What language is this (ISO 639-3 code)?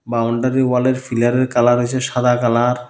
ben